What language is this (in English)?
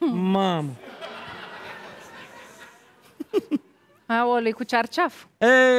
Romanian